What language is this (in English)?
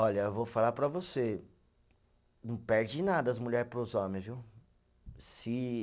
Portuguese